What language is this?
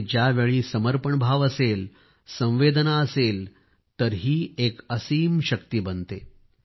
Marathi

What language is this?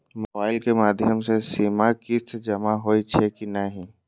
Maithili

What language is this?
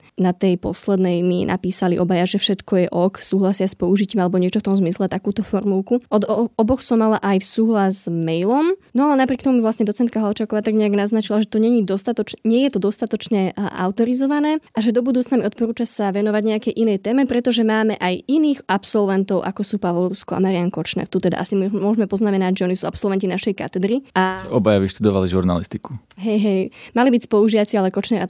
Slovak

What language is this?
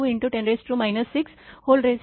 Marathi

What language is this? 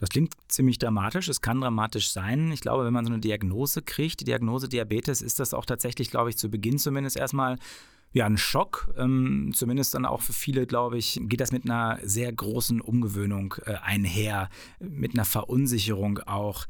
German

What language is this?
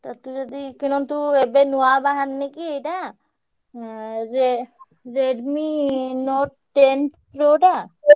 Odia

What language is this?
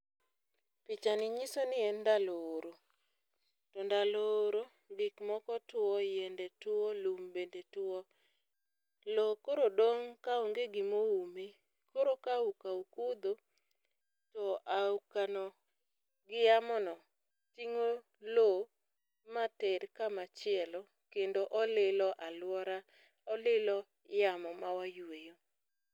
Luo (Kenya and Tanzania)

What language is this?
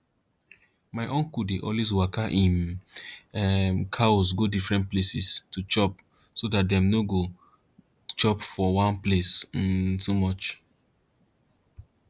Nigerian Pidgin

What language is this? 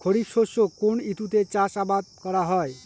Bangla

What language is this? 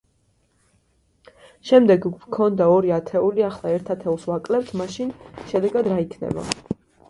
Georgian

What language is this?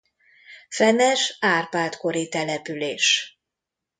Hungarian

